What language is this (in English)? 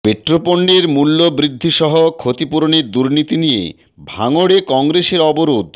Bangla